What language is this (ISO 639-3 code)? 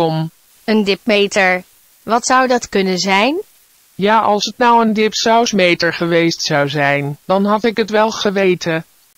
nld